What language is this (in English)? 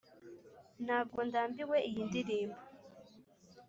Kinyarwanda